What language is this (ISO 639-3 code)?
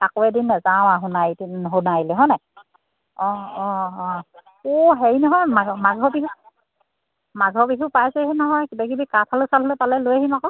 asm